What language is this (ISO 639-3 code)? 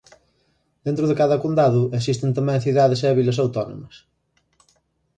glg